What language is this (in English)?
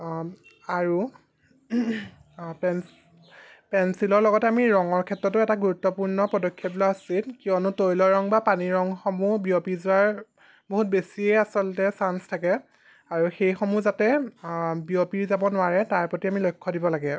Assamese